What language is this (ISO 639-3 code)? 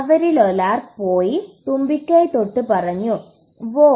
mal